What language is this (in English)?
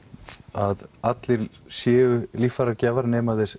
Icelandic